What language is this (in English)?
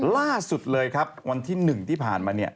Thai